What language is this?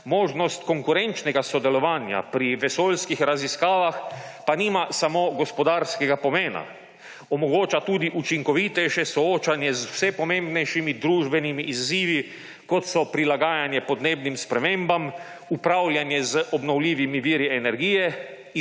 Slovenian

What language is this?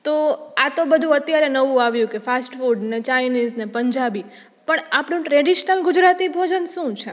Gujarati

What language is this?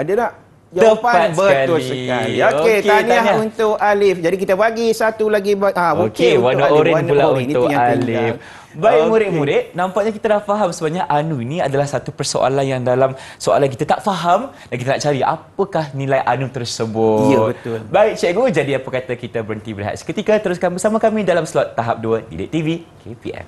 Malay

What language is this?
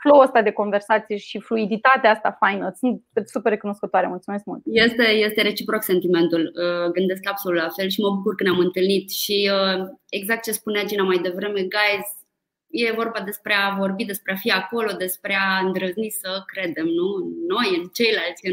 Romanian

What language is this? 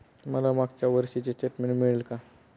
Marathi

